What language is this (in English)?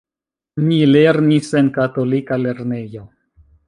Esperanto